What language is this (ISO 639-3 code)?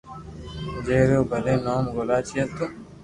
lrk